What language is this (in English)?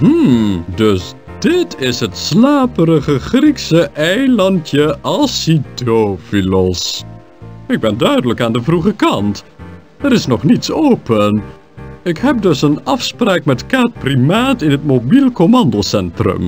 Dutch